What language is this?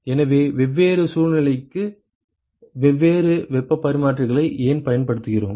Tamil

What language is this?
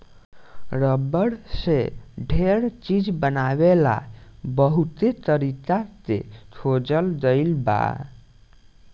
Bhojpuri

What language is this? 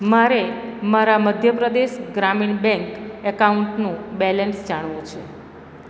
Gujarati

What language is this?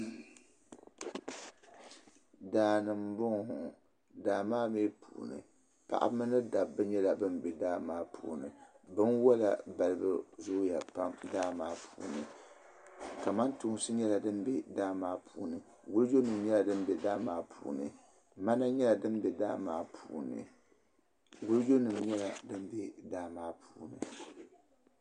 Dagbani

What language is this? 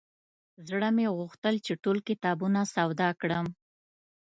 Pashto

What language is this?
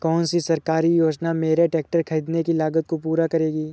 Hindi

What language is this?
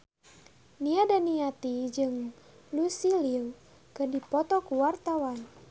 Sundanese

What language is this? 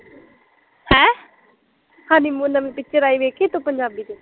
Punjabi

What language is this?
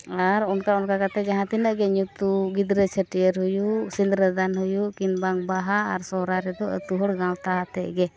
Santali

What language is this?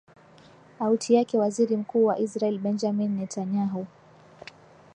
Swahili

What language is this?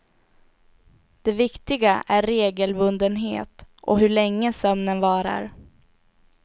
Swedish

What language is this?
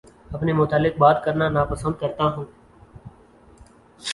Urdu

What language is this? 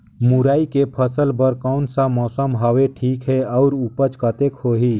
Chhattisgarhi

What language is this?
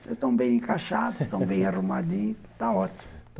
Portuguese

